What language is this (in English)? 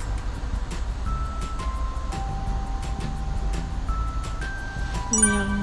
Korean